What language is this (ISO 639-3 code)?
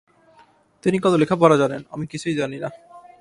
ben